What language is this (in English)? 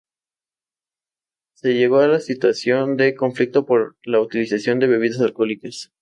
Spanish